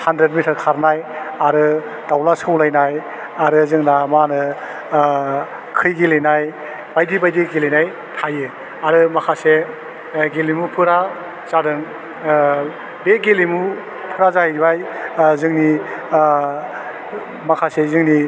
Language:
Bodo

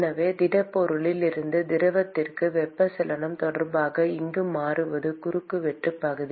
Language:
Tamil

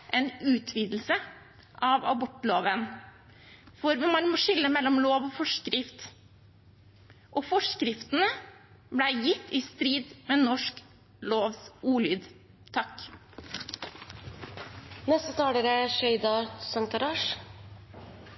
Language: Norwegian Bokmål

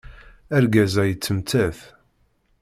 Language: Kabyle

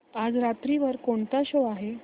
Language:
Marathi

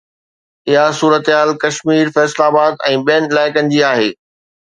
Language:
Sindhi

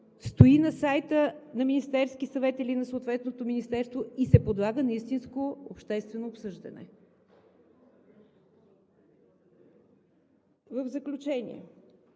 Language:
Bulgarian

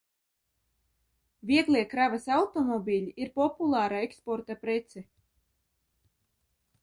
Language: Latvian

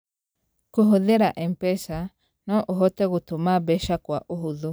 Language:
Kikuyu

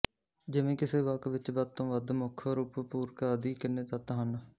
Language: Punjabi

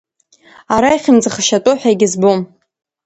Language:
Abkhazian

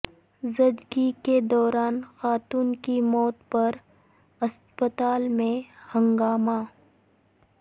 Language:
Urdu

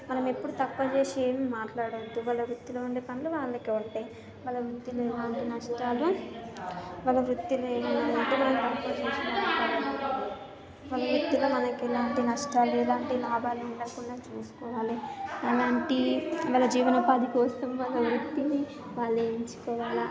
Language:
Telugu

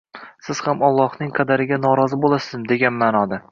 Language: Uzbek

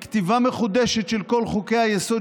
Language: Hebrew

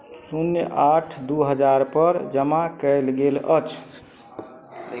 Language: Maithili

